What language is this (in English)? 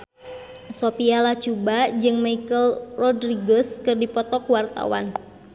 Sundanese